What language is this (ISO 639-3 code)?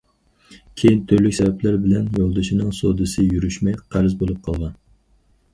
uig